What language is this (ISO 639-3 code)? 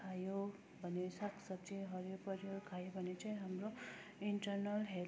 nep